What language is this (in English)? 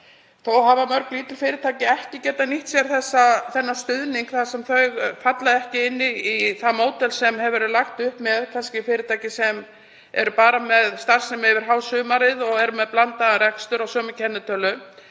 Icelandic